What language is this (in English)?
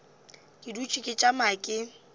Northern Sotho